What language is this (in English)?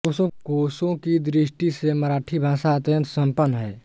Hindi